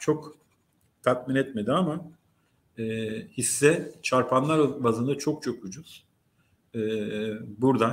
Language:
Turkish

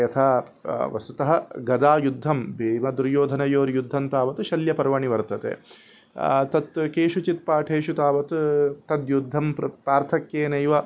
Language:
Sanskrit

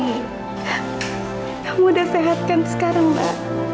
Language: Indonesian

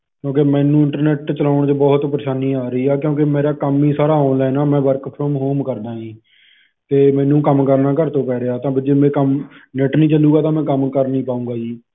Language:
Punjabi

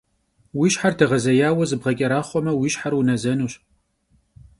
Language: Kabardian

